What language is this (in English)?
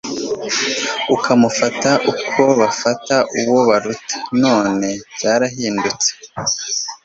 Kinyarwanda